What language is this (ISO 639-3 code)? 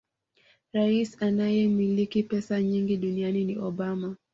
swa